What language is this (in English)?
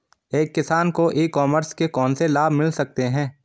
Hindi